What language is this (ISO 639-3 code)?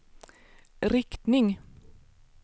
swe